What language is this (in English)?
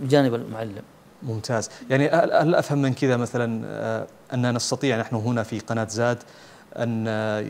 Arabic